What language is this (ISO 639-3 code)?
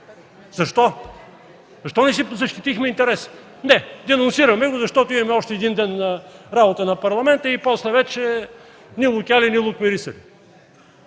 bul